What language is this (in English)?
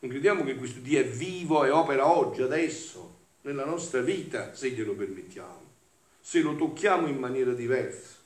Italian